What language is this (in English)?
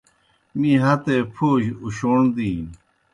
Kohistani Shina